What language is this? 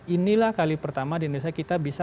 Indonesian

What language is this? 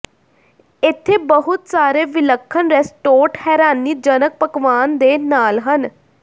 Punjabi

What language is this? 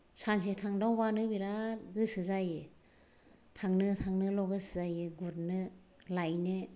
Bodo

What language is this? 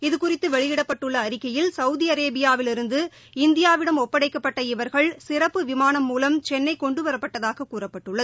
Tamil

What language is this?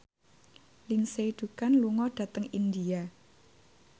Javanese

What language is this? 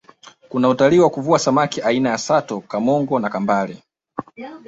Swahili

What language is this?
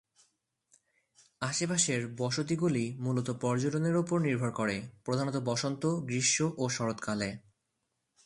Bangla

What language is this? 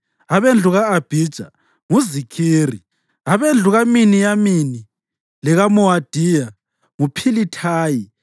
North Ndebele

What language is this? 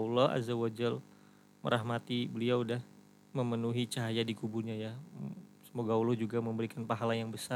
Indonesian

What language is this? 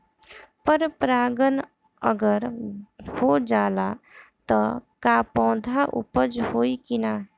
Bhojpuri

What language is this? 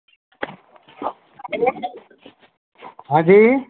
Hindi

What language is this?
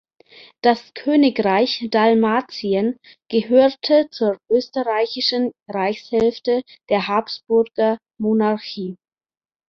German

